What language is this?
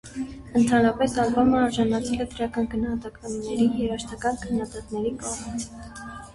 Armenian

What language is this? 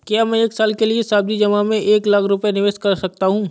Hindi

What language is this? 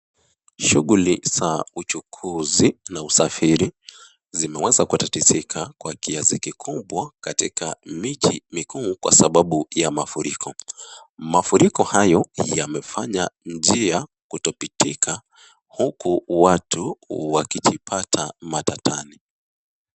Swahili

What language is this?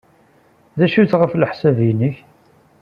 Kabyle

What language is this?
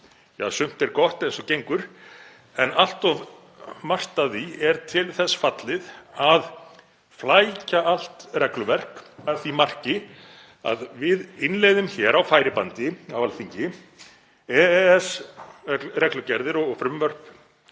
Icelandic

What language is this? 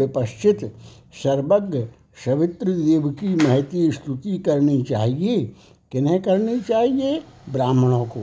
Hindi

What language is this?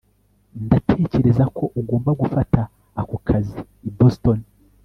Kinyarwanda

